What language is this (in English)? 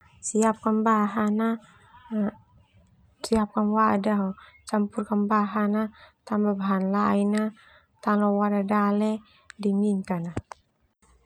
Termanu